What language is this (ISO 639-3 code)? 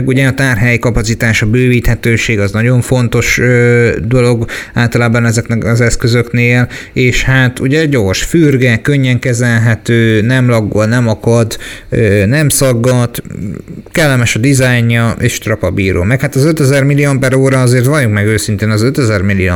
hun